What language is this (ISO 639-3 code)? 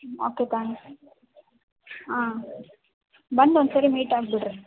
kan